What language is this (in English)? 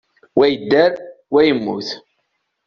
Kabyle